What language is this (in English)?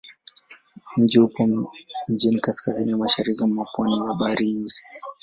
Swahili